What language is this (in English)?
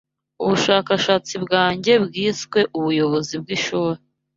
Kinyarwanda